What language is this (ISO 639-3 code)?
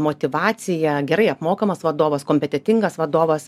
lit